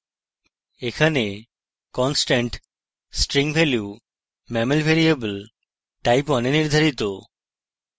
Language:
Bangla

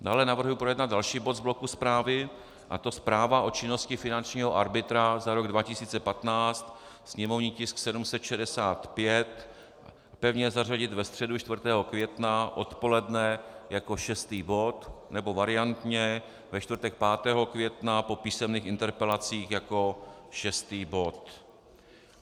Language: Czech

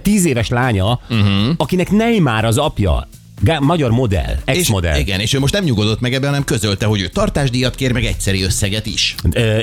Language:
Hungarian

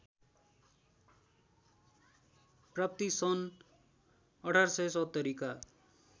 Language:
Nepali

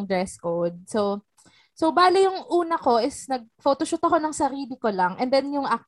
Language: Filipino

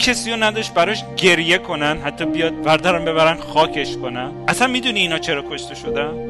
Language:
Persian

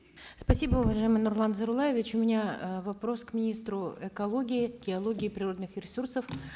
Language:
Kazakh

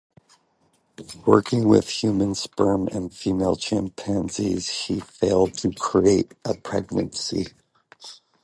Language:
English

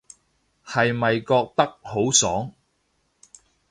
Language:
Cantonese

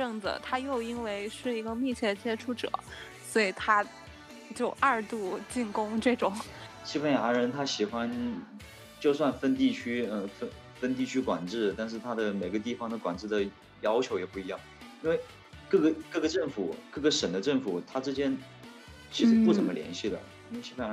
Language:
Chinese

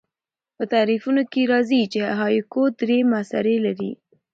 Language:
Pashto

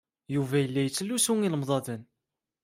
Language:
Kabyle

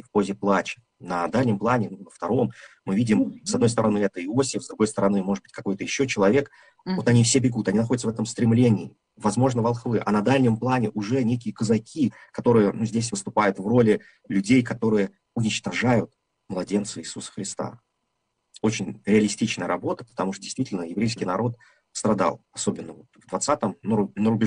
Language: Russian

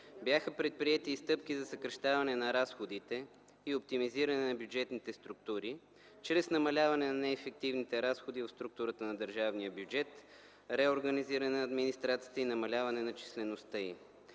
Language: Bulgarian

